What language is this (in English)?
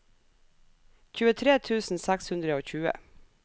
Norwegian